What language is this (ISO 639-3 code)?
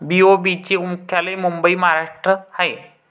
mar